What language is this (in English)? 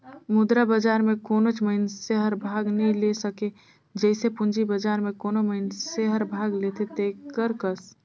Chhattisgarhi